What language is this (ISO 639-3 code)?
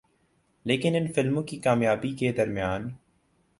urd